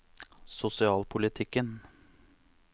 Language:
Norwegian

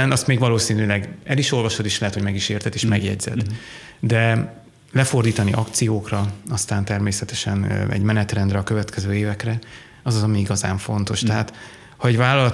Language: Hungarian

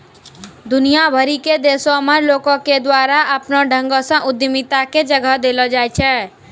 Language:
Maithili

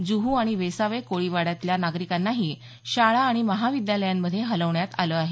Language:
Marathi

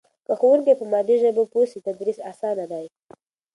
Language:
Pashto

